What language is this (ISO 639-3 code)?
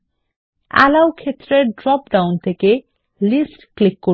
ben